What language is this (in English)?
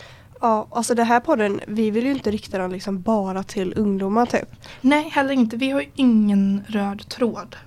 Swedish